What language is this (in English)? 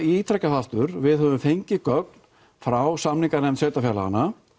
Icelandic